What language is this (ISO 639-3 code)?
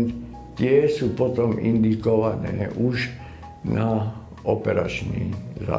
ces